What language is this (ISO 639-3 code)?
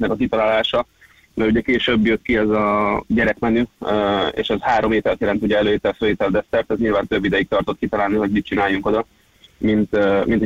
hun